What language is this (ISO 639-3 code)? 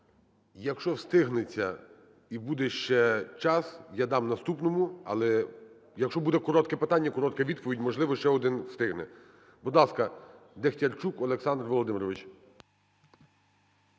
ukr